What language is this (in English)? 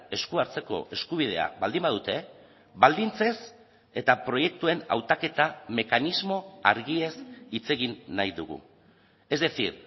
Basque